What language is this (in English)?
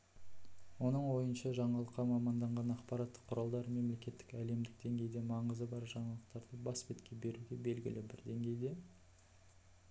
Kazakh